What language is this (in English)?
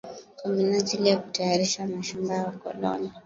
Swahili